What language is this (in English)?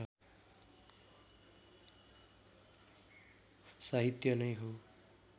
Nepali